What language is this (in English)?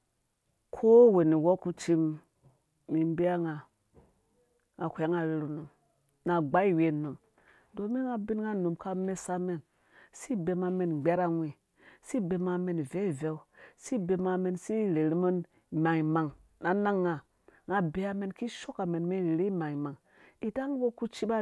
Dũya